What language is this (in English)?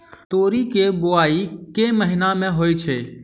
Maithili